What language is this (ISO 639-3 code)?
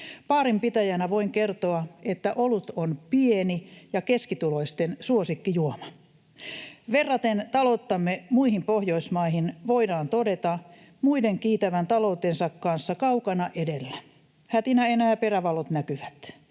fin